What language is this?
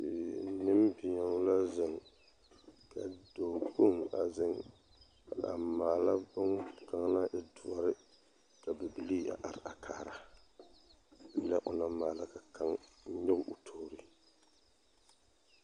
Southern Dagaare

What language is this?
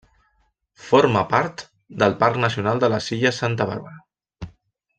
Catalan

